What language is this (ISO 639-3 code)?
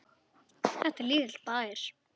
isl